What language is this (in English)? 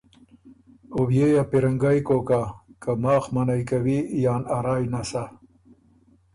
Ormuri